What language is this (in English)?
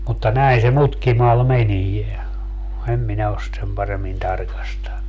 Finnish